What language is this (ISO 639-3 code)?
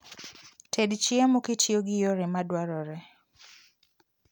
luo